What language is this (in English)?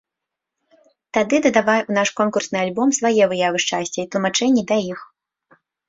Belarusian